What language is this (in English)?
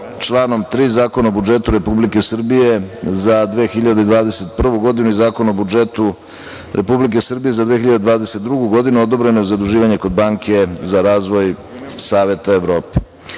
Serbian